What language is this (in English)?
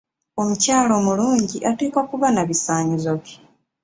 Ganda